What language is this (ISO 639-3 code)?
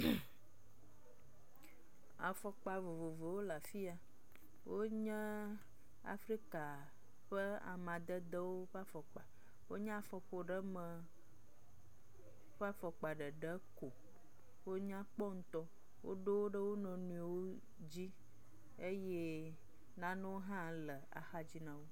ewe